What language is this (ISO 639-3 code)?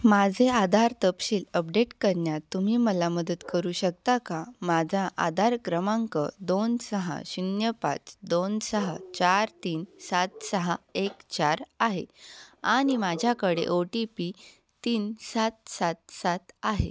mar